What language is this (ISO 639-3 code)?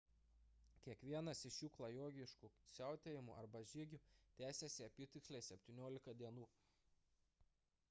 lit